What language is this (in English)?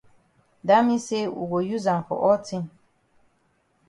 Cameroon Pidgin